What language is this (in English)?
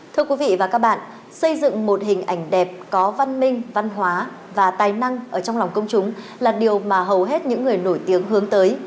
Vietnamese